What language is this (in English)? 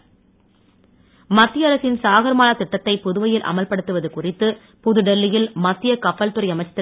Tamil